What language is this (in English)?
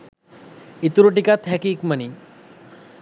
Sinhala